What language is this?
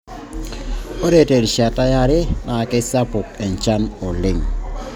Masai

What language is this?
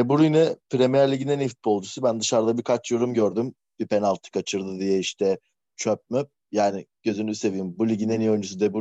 Turkish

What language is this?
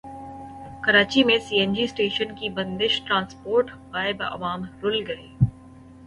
Urdu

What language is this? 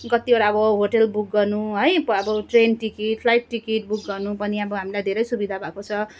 Nepali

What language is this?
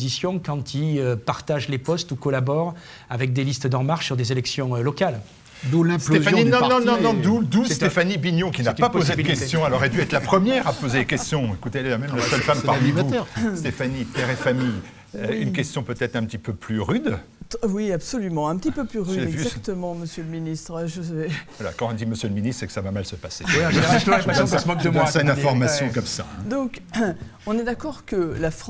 French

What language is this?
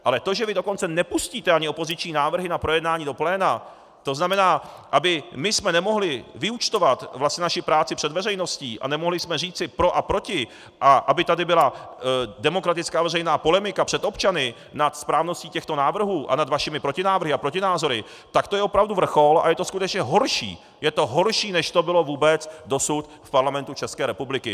Czech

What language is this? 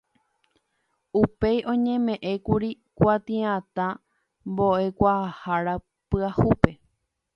Guarani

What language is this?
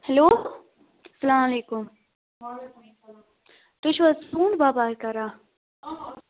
Kashmiri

